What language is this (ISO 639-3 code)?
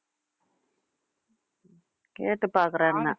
tam